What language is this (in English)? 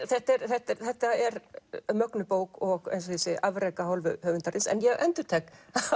Icelandic